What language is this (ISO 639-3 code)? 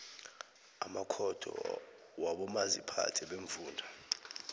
nbl